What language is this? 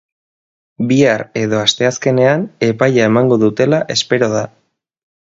Basque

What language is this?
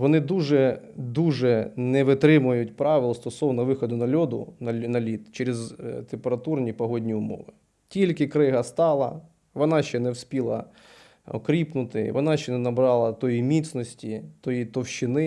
Ukrainian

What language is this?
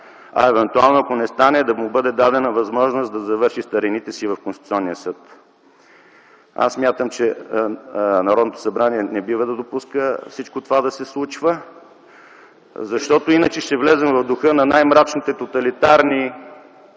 Bulgarian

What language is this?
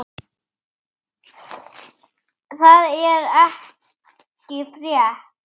Icelandic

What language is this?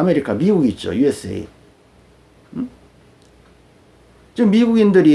Korean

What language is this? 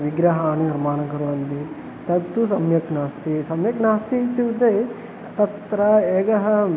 Sanskrit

